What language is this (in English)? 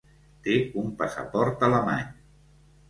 Catalan